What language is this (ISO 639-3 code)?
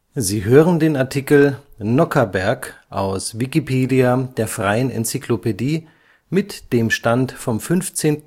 deu